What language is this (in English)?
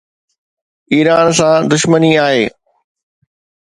Sindhi